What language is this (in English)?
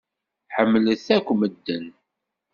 Kabyle